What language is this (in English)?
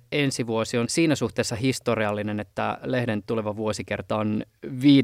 Finnish